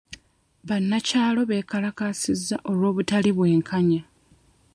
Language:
Ganda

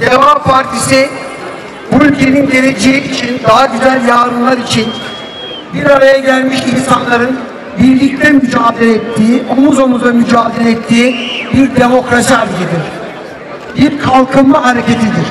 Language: Turkish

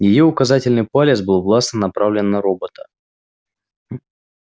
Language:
Russian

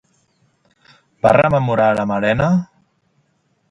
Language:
Catalan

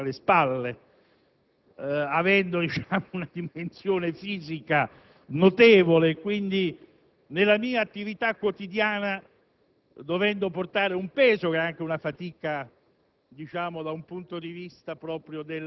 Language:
Italian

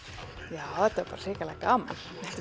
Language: Icelandic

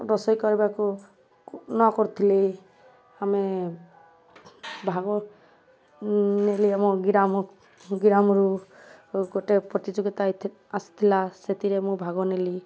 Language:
Odia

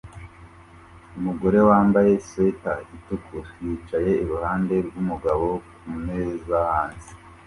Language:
Kinyarwanda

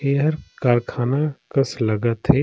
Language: Surgujia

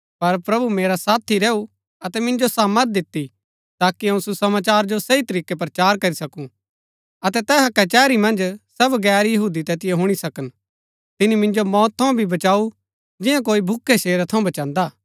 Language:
Gaddi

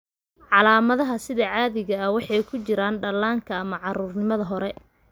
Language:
Somali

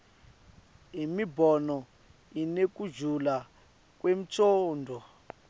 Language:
Swati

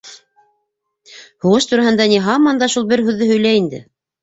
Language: Bashkir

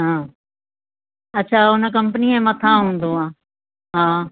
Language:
Sindhi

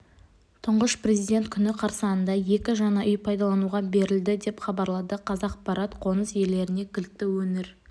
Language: Kazakh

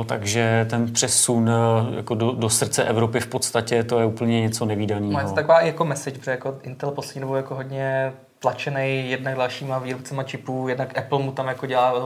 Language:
Czech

